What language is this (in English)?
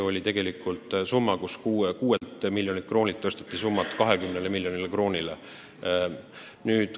Estonian